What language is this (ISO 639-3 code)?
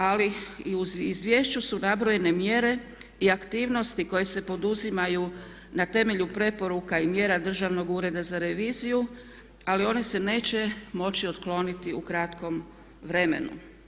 hrv